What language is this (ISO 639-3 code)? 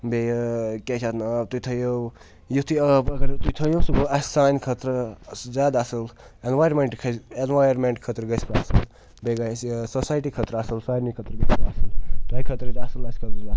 kas